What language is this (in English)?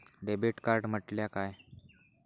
Marathi